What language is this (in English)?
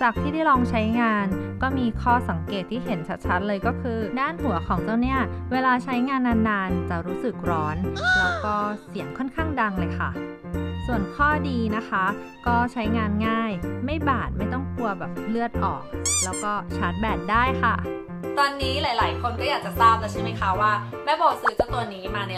Thai